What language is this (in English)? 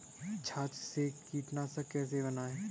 Hindi